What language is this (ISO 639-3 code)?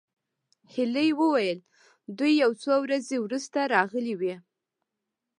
pus